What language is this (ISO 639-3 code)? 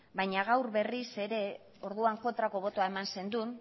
eus